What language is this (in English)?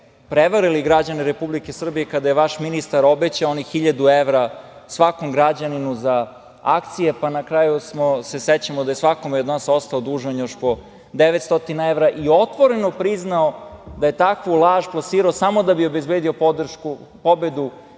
Serbian